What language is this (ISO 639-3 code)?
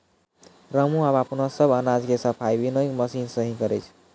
mai